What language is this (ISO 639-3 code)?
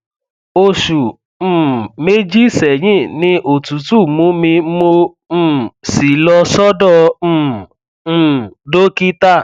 yor